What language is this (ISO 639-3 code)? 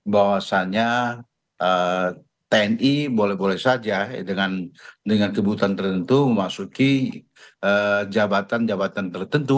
ind